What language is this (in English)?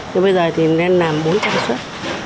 Vietnamese